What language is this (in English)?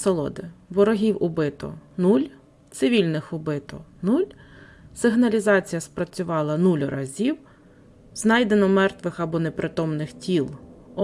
Ukrainian